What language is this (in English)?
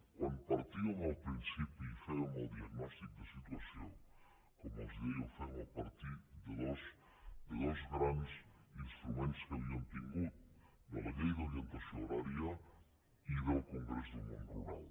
Catalan